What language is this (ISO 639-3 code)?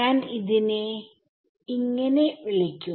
mal